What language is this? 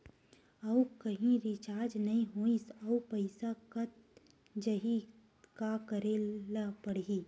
Chhattisgarhi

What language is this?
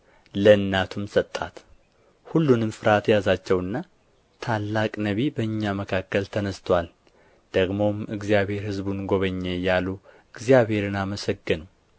Amharic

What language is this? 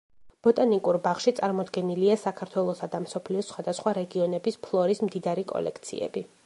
Georgian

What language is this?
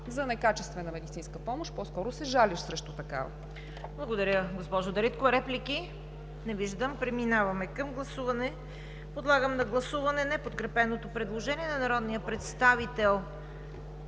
Bulgarian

